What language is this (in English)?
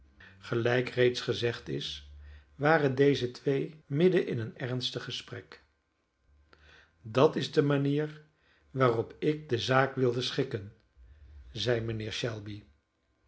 Dutch